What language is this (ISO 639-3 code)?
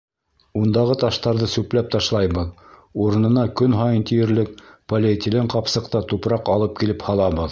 bak